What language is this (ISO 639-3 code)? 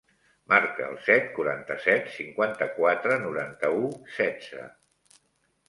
cat